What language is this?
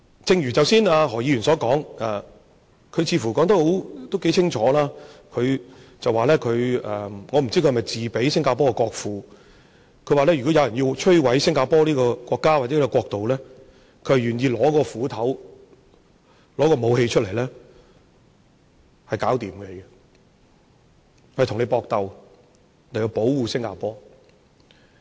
Cantonese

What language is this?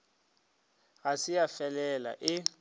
Northern Sotho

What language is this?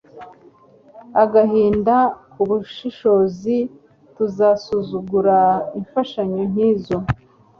Kinyarwanda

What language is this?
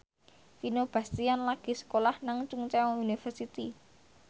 Javanese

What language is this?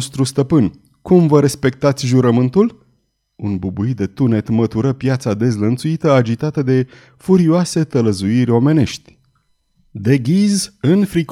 Romanian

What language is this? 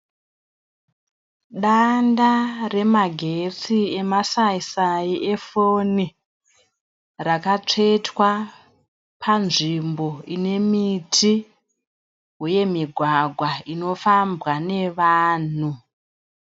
Shona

